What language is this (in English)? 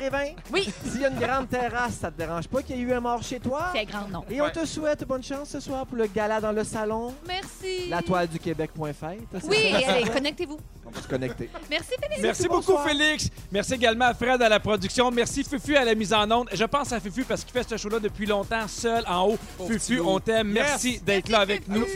French